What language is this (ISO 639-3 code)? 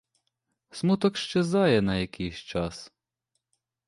ukr